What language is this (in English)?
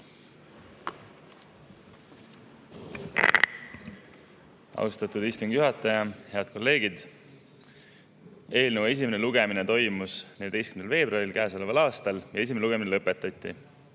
Estonian